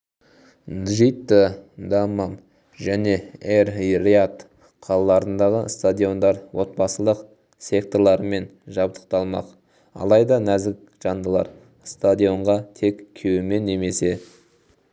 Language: Kazakh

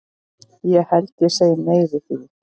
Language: Icelandic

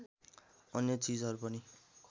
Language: Nepali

